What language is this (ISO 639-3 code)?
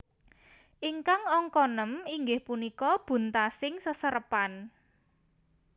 jav